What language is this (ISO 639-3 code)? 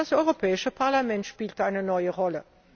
deu